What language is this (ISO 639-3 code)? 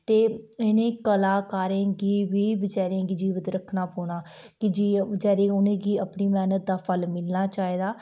doi